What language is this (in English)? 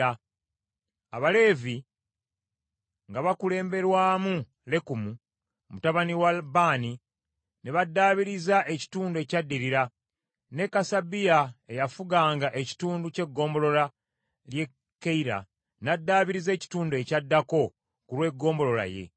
Ganda